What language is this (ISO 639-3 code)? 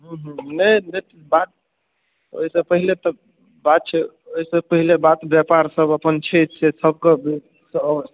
mai